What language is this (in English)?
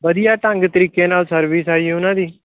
Punjabi